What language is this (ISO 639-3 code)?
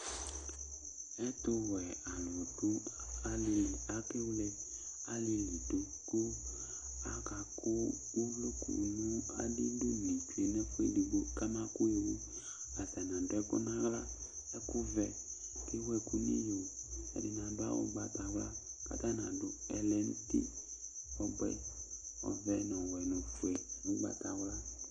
kpo